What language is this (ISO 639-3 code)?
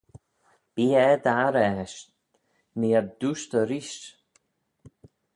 glv